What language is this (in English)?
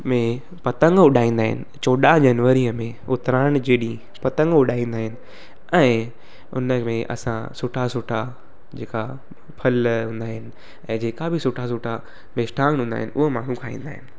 Sindhi